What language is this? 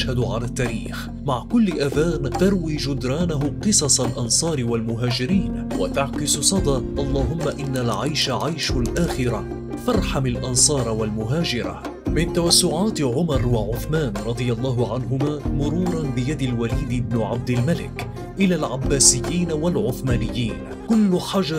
Arabic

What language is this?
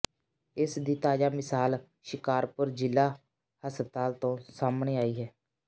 Punjabi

